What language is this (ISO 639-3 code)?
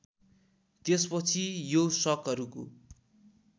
nep